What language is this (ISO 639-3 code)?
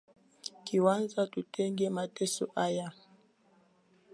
swa